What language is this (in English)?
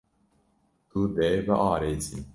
Kurdish